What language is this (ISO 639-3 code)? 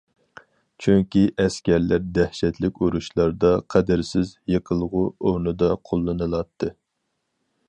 uig